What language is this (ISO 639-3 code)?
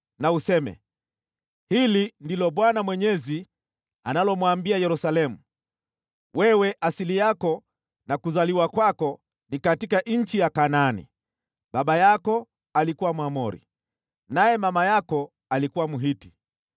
swa